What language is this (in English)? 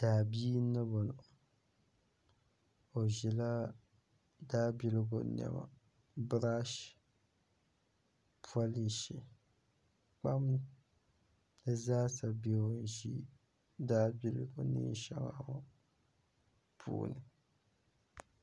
Dagbani